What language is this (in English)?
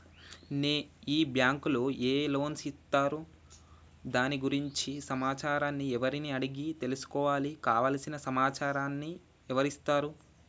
Telugu